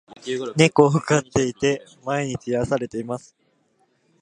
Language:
Japanese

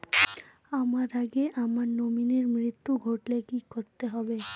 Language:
Bangla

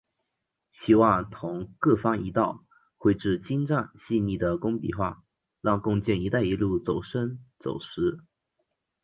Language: Chinese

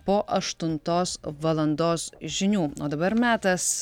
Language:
Lithuanian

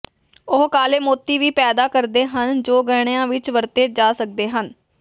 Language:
Punjabi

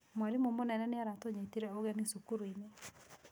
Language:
Kikuyu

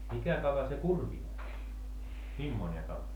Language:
Finnish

